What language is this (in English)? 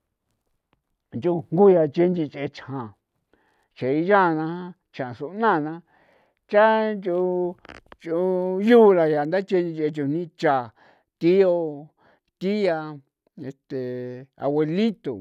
San Felipe Otlaltepec Popoloca